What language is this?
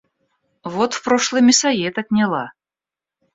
Russian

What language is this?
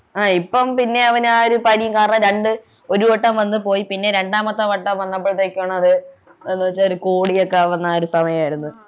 Malayalam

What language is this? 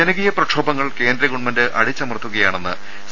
Malayalam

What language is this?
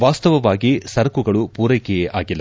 Kannada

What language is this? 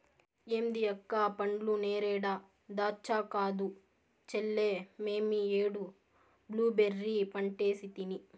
Telugu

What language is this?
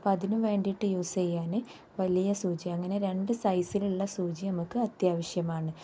Malayalam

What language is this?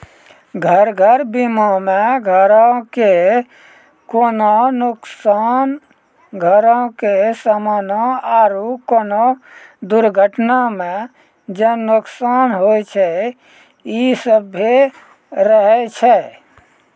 Maithili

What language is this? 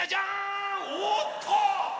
Japanese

